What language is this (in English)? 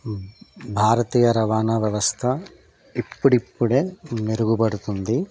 Telugu